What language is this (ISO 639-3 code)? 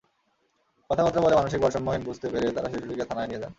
ben